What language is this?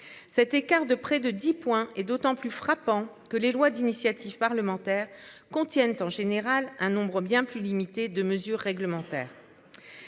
French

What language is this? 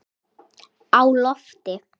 Icelandic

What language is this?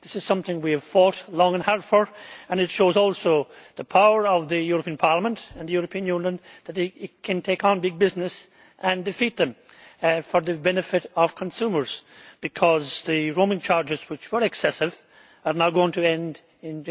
English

